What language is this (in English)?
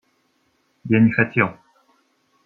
Russian